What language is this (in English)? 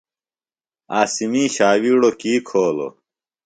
Phalura